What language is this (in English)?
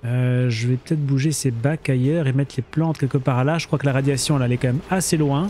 French